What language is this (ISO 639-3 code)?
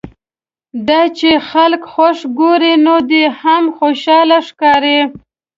pus